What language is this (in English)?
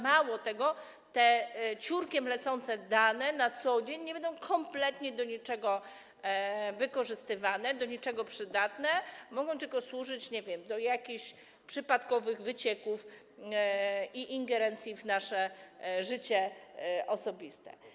Polish